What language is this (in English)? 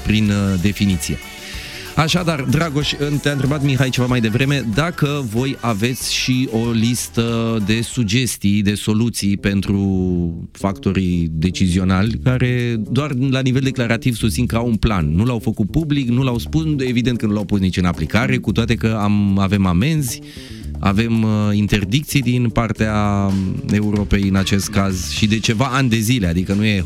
Romanian